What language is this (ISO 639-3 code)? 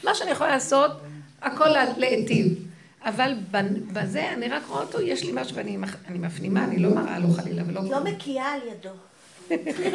heb